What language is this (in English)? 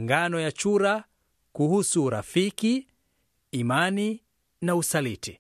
Swahili